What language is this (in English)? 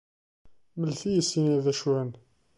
Kabyle